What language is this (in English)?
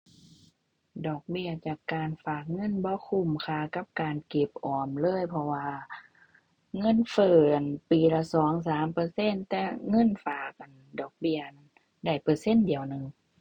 Thai